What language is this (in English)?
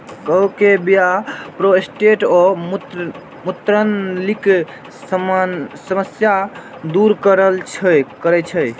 Maithili